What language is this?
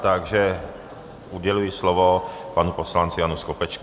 Czech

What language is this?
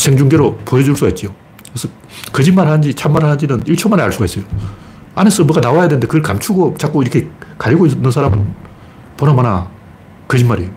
Korean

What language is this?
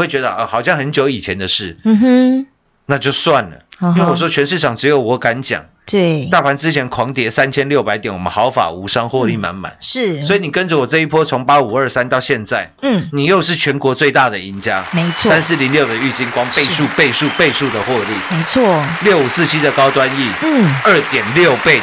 Chinese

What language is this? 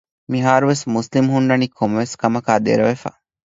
Divehi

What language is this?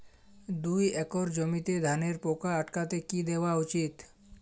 Bangla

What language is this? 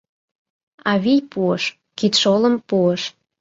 Mari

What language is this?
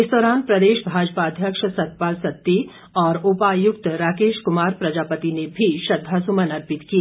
Hindi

